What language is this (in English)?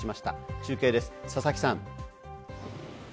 Japanese